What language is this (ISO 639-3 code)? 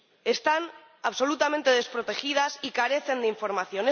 spa